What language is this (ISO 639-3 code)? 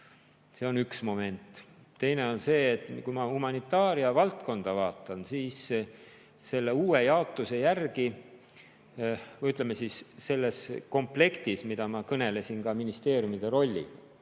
est